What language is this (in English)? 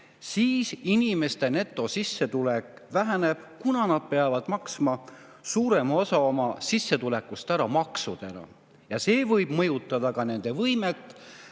Estonian